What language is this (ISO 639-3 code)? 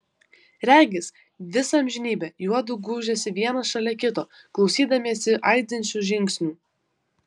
lit